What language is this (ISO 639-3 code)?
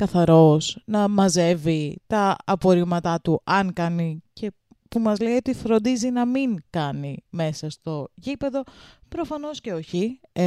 ell